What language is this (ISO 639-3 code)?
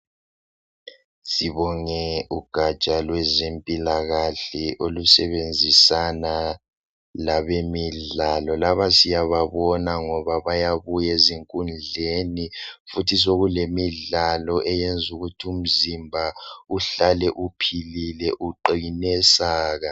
nde